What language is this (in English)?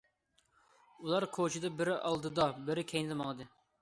Uyghur